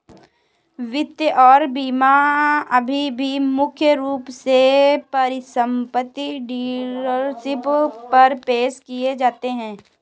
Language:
Hindi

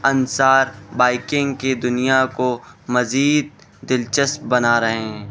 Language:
Urdu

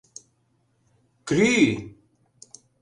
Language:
Mari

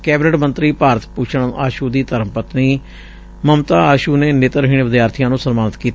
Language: Punjabi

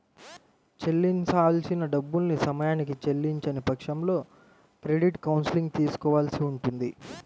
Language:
Telugu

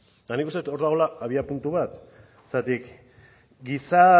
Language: Basque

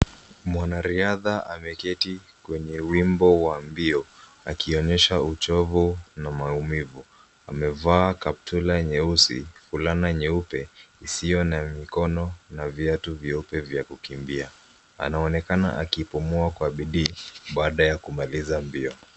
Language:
Swahili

